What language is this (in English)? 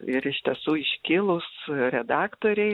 Lithuanian